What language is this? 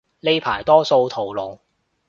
Cantonese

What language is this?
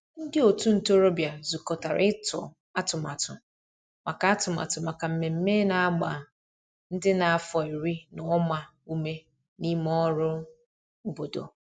Igbo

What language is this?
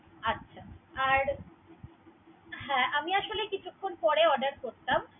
Bangla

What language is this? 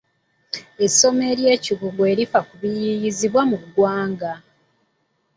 Ganda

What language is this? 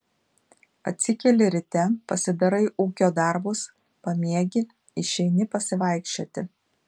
Lithuanian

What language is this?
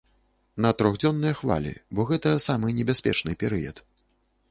Belarusian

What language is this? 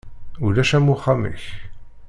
Kabyle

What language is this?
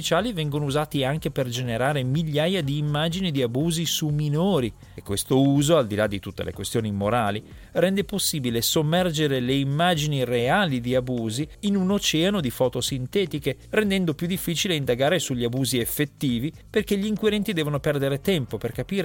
Italian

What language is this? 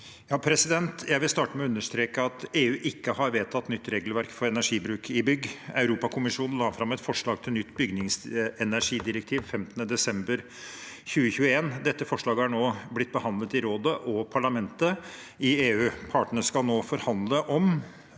Norwegian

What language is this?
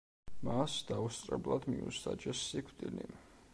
Georgian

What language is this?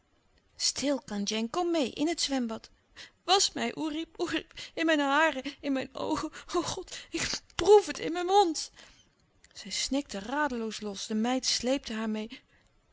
Dutch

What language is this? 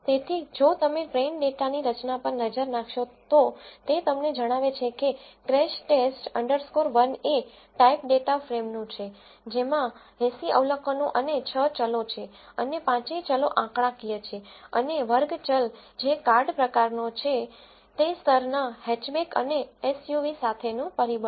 Gujarati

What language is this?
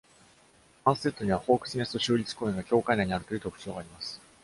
Japanese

